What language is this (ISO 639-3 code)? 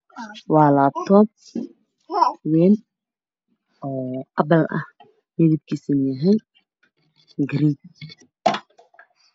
som